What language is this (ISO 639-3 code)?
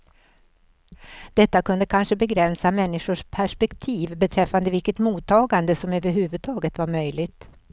swe